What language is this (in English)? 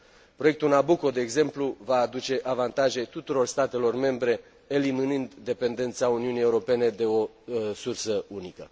Romanian